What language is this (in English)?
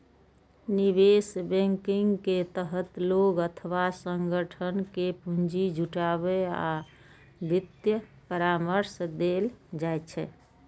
Maithili